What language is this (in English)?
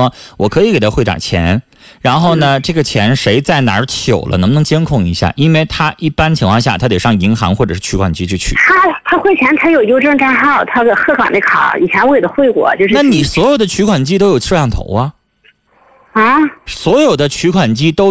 Chinese